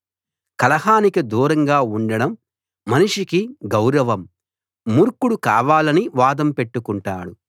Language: Telugu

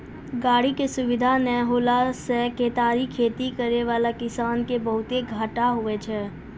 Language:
Maithili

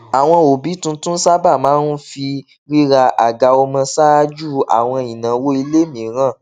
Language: Yoruba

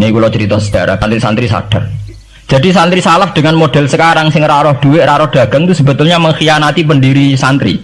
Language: Indonesian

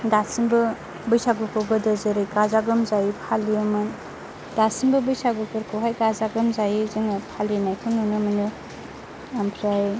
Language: Bodo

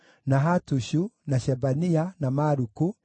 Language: Kikuyu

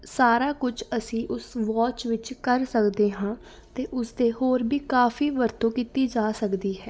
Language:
Punjabi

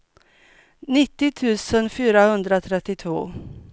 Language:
Swedish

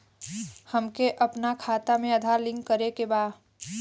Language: Bhojpuri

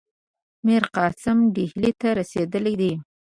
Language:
Pashto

